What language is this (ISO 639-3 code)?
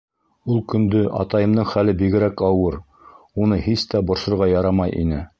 bak